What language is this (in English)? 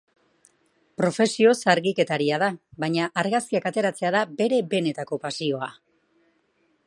Basque